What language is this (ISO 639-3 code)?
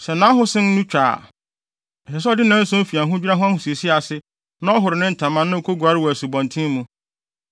aka